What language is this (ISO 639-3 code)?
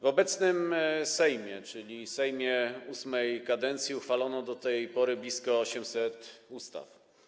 pol